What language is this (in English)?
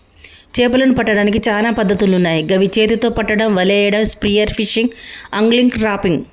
Telugu